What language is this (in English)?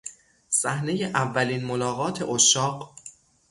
Persian